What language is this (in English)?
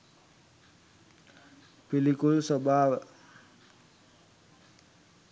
Sinhala